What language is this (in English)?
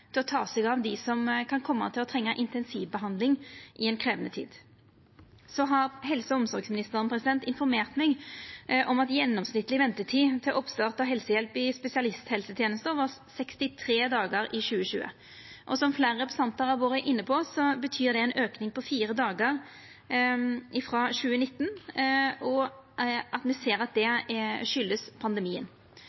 Norwegian Nynorsk